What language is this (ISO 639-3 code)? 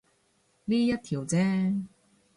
yue